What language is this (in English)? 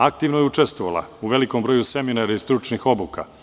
Serbian